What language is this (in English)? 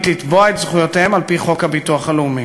Hebrew